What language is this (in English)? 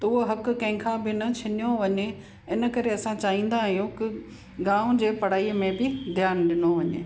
Sindhi